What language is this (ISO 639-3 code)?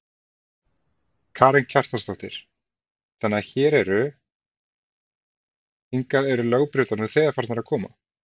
isl